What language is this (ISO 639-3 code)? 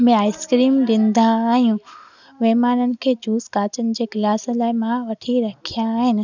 snd